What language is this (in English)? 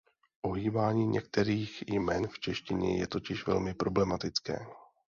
Czech